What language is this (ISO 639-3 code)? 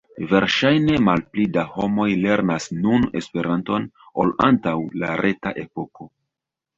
epo